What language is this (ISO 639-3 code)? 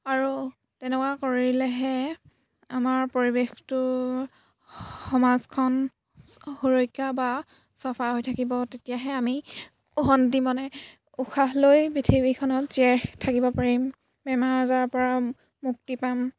asm